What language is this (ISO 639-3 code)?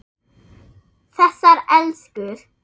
isl